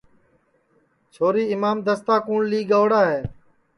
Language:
Sansi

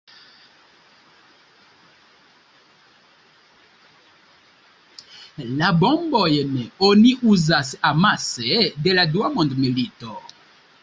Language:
Esperanto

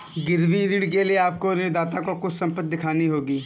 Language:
Hindi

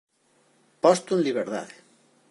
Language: Galician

